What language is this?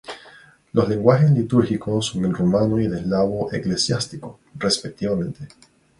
Spanish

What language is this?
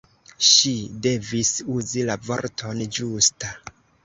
Esperanto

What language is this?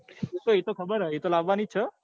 Gujarati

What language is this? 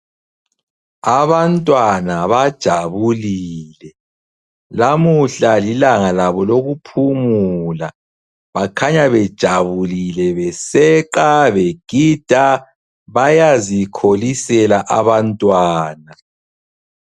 North Ndebele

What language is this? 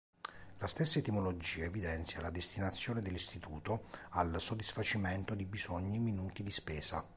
Italian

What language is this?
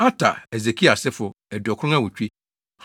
Akan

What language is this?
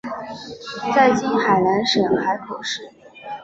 Chinese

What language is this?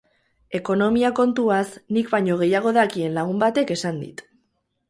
Basque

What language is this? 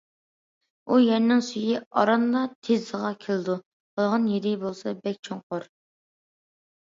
Uyghur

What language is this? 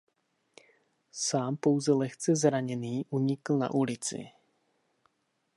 Czech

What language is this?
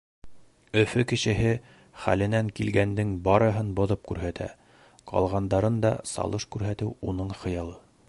Bashkir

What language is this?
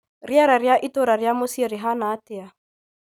Kikuyu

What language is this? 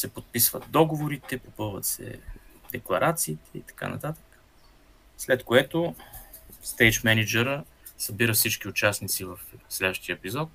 Bulgarian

